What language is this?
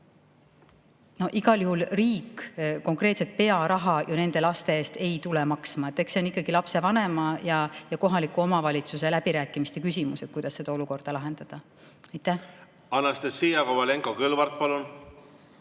Estonian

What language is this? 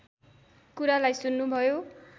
Nepali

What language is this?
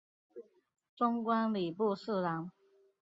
Chinese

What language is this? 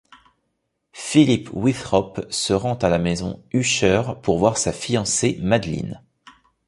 French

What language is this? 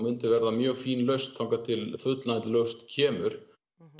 Icelandic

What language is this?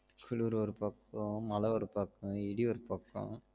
Tamil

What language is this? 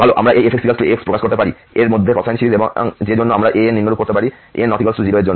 Bangla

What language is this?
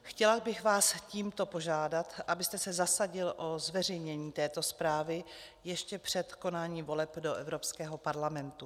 Czech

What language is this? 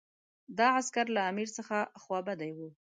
Pashto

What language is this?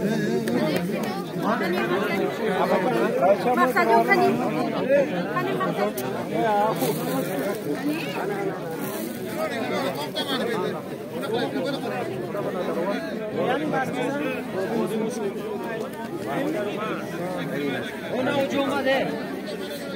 Arabic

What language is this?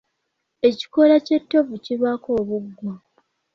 Ganda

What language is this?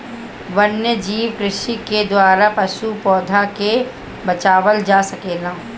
Bhojpuri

